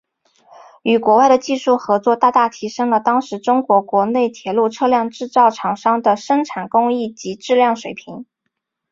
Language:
Chinese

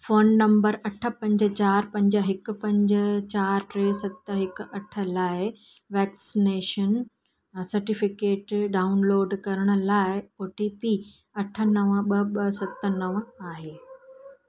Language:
Sindhi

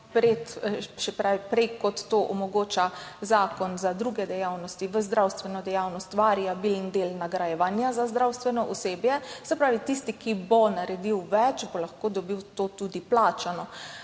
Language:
Slovenian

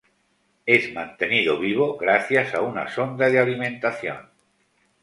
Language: Spanish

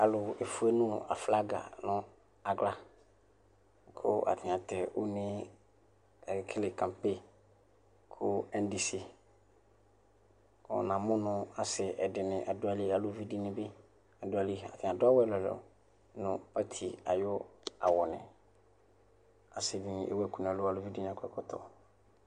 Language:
Ikposo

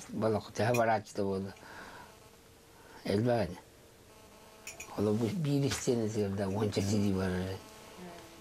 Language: Russian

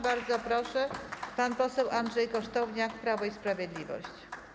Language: Polish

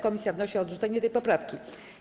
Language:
Polish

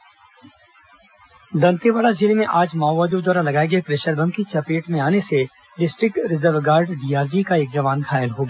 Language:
Hindi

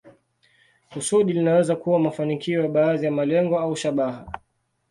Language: Swahili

